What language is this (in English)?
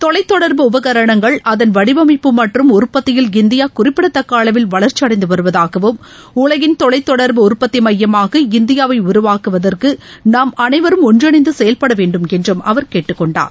Tamil